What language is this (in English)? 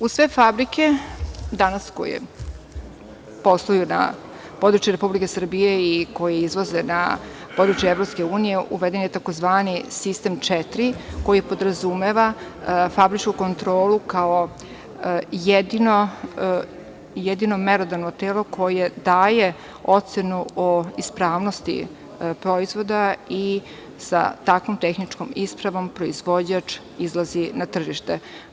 Serbian